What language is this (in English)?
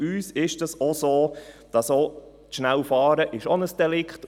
Swiss German